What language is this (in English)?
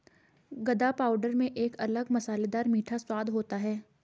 Hindi